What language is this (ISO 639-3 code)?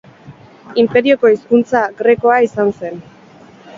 eus